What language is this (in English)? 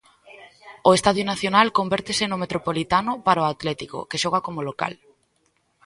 Galician